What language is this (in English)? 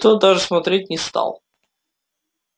Russian